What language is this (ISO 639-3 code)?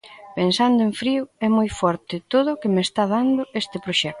glg